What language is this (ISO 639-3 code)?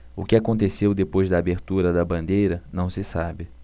por